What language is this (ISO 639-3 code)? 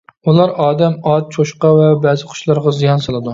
uig